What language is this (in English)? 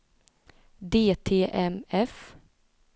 Swedish